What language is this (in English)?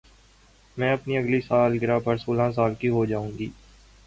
Urdu